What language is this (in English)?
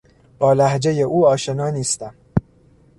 Persian